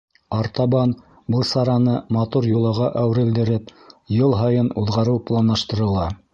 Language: Bashkir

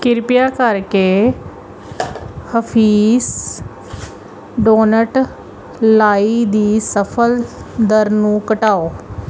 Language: Punjabi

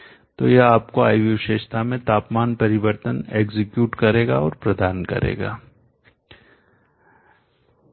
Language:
Hindi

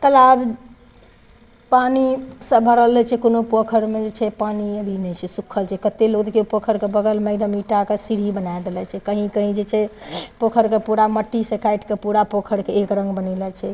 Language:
Maithili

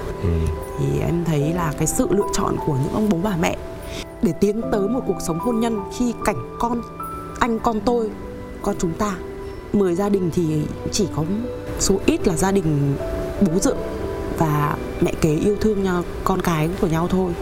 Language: Vietnamese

